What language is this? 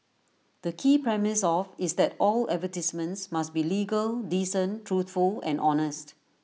English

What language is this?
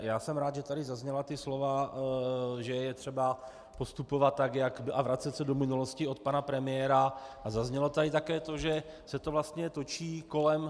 Czech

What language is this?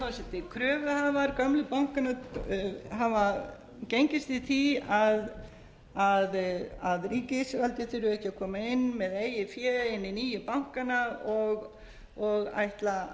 Icelandic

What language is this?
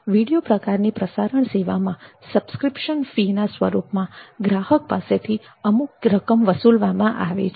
Gujarati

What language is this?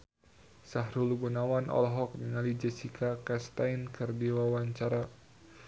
Sundanese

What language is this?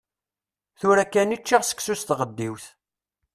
Kabyle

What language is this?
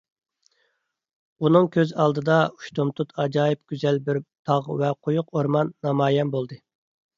Uyghur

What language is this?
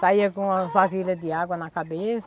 Portuguese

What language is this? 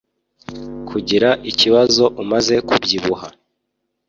Kinyarwanda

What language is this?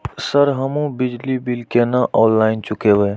Maithili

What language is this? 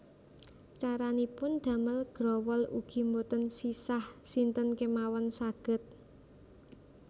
Javanese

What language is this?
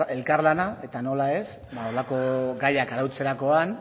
Basque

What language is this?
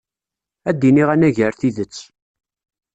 Kabyle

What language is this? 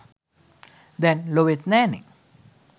Sinhala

